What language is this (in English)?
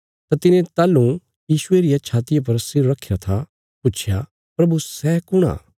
Bilaspuri